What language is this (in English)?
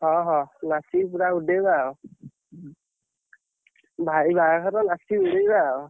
Odia